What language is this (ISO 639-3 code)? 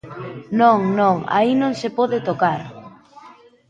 glg